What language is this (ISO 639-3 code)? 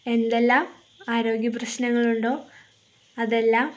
mal